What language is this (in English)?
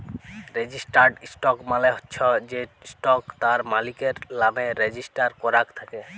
Bangla